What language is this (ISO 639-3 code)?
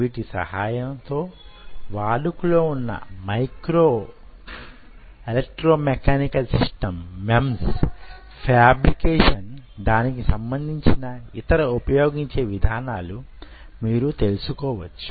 tel